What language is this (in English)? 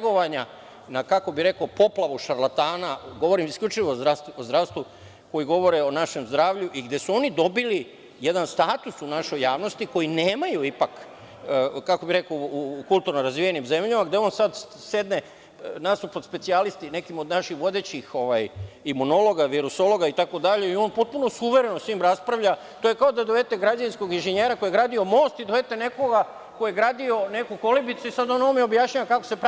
Serbian